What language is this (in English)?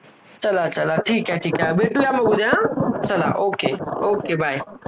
Marathi